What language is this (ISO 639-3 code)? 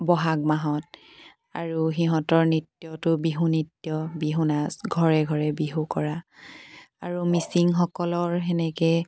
asm